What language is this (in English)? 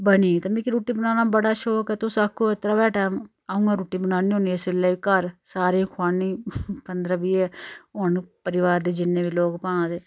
Dogri